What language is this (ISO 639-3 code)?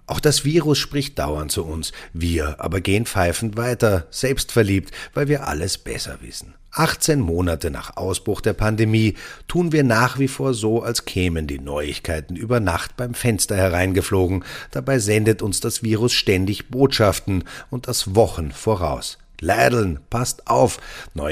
deu